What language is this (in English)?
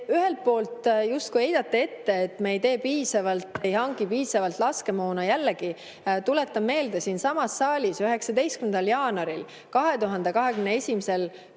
Estonian